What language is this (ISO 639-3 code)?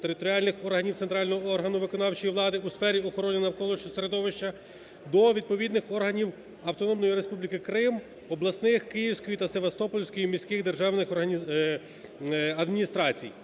ukr